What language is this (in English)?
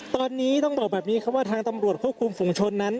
Thai